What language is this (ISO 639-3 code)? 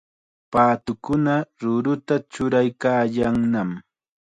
qxa